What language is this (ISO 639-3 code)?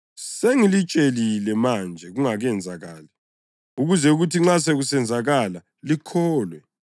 nde